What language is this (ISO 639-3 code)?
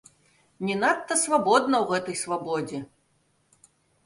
bel